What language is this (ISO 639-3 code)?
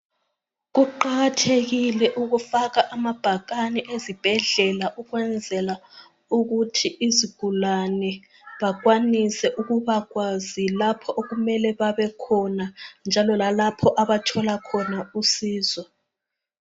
nde